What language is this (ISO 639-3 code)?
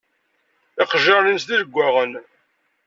kab